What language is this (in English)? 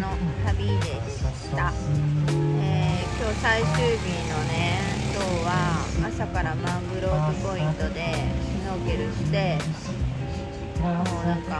Japanese